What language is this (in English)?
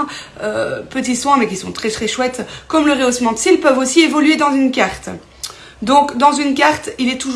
French